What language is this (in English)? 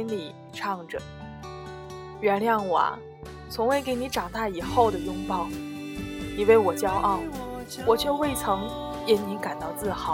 Chinese